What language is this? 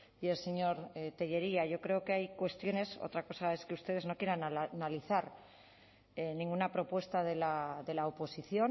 Spanish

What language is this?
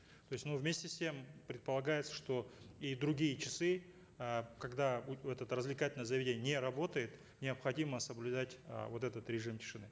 Kazakh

